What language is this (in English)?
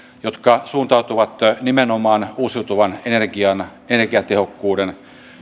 Finnish